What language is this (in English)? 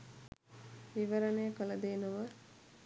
Sinhala